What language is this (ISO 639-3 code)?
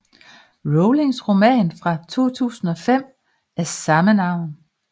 dan